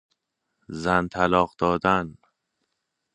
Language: Persian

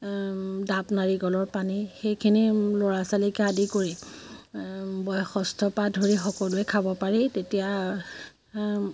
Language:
Assamese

